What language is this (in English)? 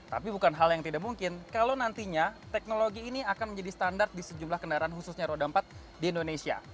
Indonesian